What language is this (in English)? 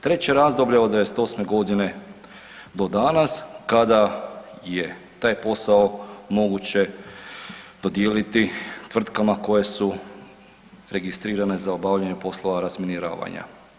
Croatian